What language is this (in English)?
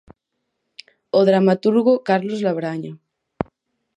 Galician